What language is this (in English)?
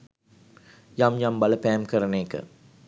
Sinhala